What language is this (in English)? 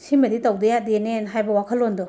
Manipuri